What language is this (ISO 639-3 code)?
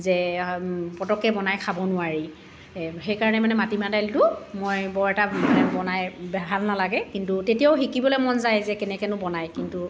asm